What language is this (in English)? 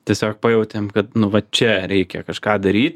Lithuanian